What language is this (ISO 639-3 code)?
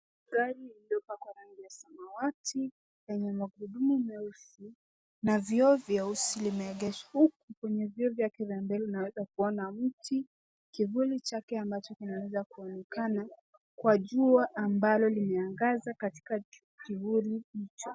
swa